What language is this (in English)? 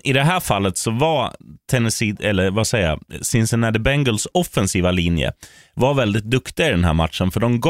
Swedish